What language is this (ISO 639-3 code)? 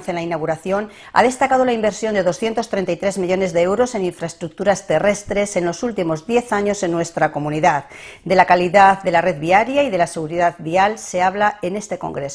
spa